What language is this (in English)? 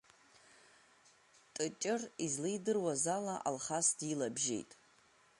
Abkhazian